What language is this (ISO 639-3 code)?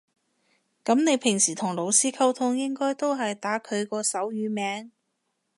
yue